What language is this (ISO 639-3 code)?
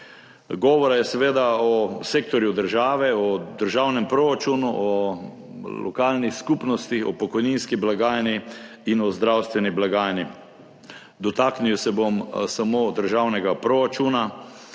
slv